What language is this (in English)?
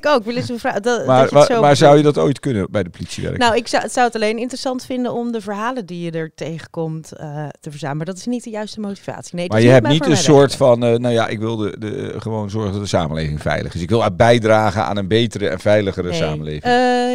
Dutch